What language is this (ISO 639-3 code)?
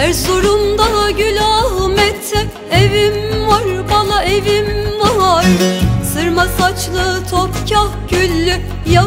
tur